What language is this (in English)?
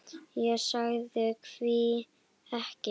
Icelandic